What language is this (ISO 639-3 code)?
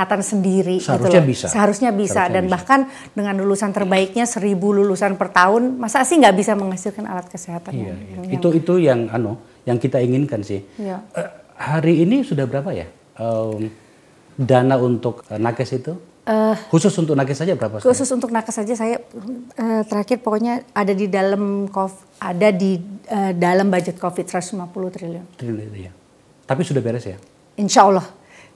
ind